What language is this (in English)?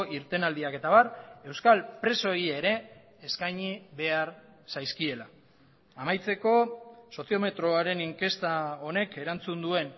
Basque